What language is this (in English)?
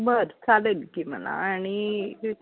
Marathi